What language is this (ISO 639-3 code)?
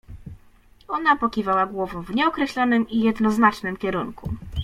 pol